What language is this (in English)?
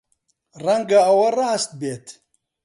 Central Kurdish